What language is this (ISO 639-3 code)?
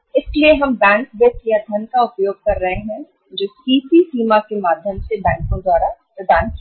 hin